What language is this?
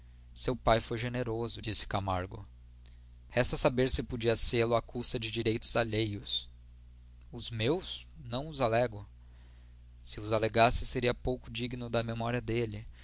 Portuguese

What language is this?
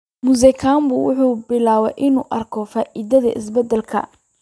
Somali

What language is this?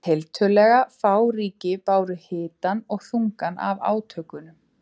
Icelandic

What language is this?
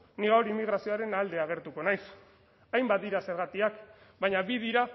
Basque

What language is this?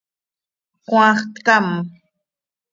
Seri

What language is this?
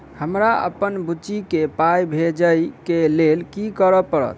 Maithili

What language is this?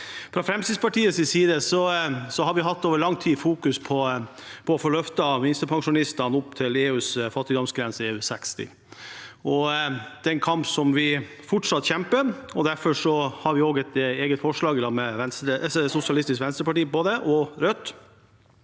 Norwegian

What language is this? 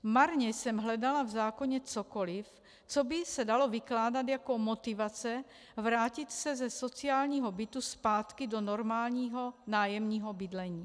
Czech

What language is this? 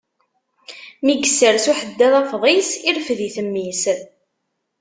Kabyle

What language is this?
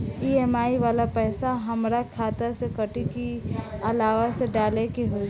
Bhojpuri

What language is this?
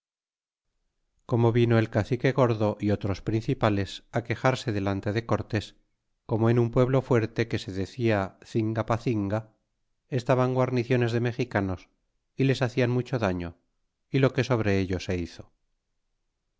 Spanish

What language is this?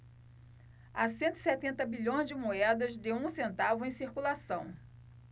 Portuguese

